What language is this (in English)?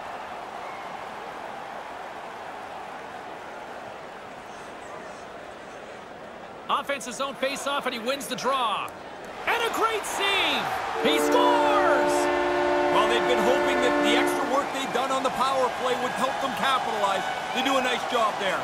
English